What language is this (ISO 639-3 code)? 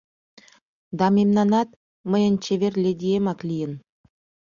chm